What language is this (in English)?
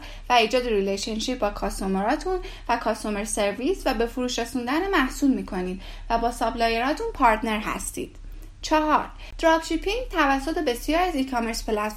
Persian